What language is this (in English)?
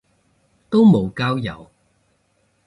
Cantonese